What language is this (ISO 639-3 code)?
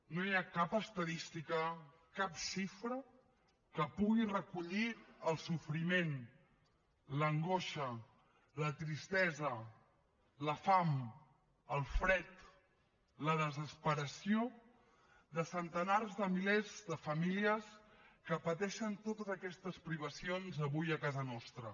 cat